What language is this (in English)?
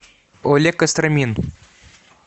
Russian